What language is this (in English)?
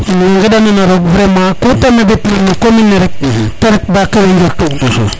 Serer